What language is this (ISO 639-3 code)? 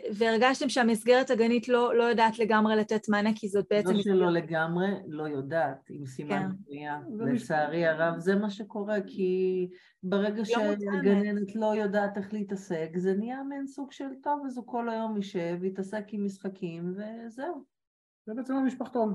heb